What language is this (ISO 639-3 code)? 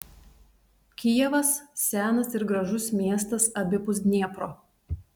lit